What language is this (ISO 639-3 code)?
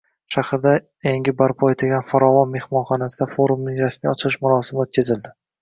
uzb